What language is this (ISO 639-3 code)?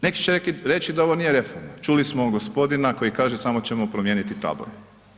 hrv